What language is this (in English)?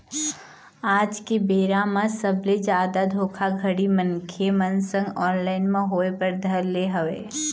Chhattisgarhi